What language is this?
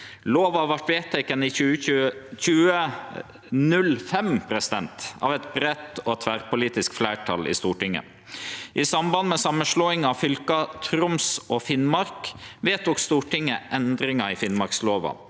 Norwegian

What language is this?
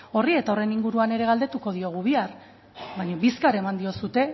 Basque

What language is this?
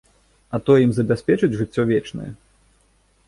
Belarusian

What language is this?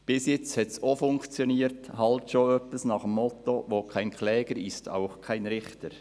Swiss German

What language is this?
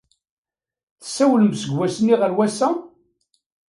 Kabyle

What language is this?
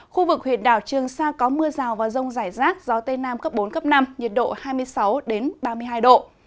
Vietnamese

